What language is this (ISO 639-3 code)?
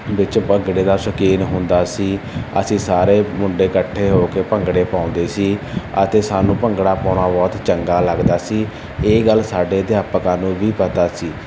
pan